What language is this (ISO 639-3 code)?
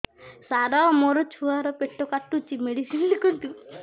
ori